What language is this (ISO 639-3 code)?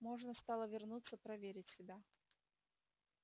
rus